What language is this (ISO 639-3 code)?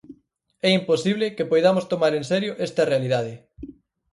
glg